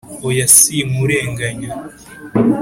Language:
Kinyarwanda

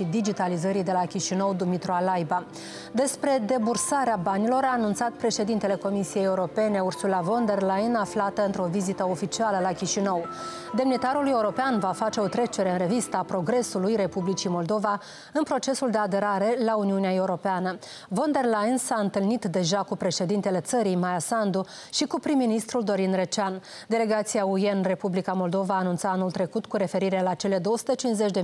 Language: Romanian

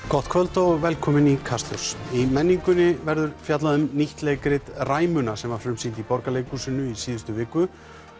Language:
Icelandic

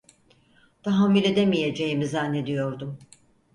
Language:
Turkish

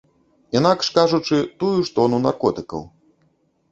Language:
Belarusian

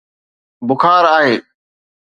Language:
Sindhi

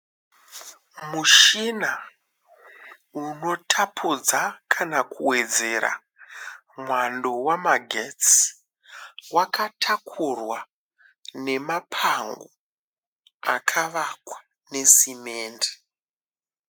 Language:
Shona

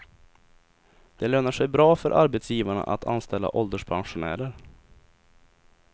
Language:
Swedish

